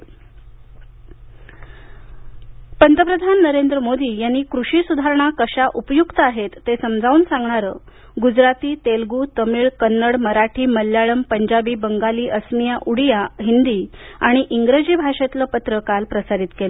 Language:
Marathi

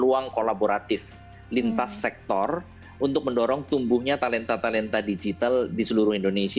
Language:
Indonesian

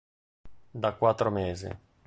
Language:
Italian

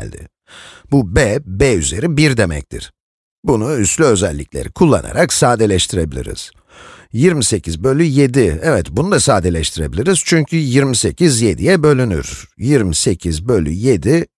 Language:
Turkish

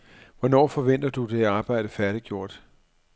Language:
Danish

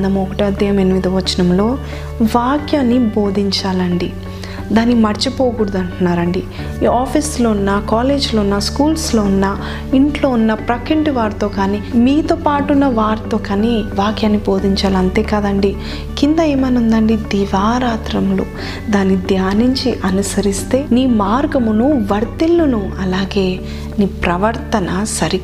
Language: Telugu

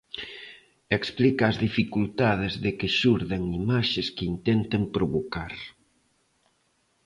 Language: Galician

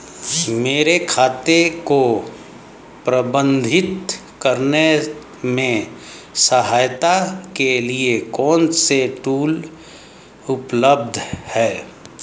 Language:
Hindi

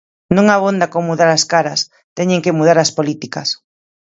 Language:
Galician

